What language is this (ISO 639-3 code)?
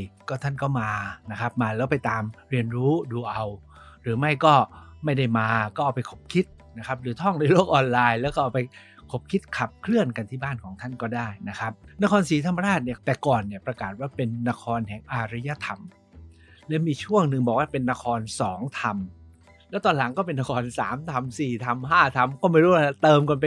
tha